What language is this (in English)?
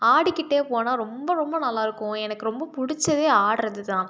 Tamil